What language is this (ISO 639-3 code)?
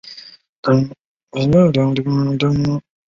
zho